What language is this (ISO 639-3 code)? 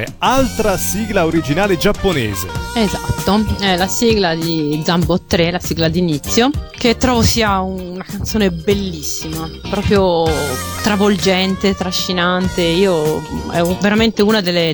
ita